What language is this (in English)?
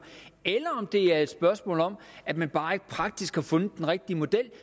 Danish